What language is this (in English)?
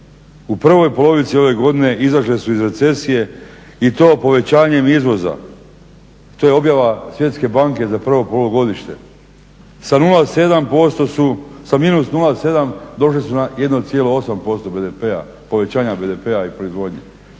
Croatian